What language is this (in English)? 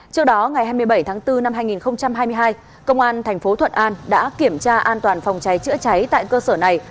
Vietnamese